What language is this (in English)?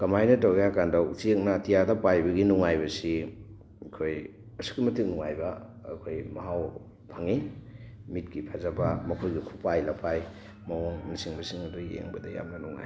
Manipuri